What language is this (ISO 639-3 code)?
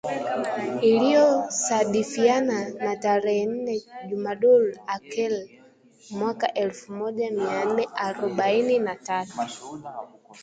swa